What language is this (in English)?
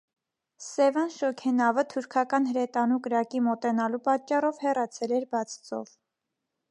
Armenian